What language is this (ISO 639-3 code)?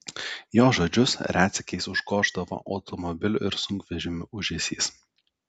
lit